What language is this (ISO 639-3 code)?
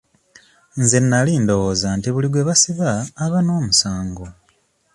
lug